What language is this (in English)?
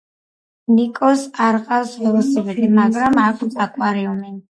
Georgian